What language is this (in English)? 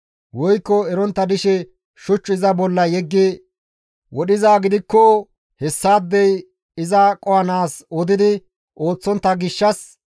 Gamo